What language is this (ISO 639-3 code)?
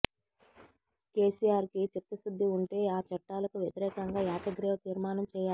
tel